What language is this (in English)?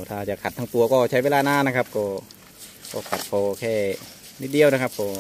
Thai